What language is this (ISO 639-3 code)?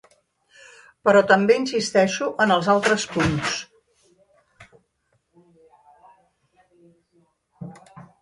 cat